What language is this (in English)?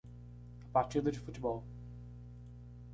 Portuguese